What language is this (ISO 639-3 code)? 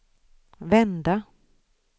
swe